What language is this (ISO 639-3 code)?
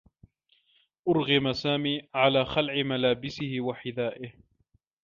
ara